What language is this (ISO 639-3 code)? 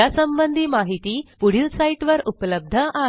mar